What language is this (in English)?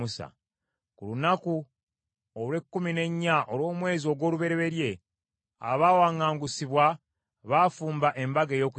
Ganda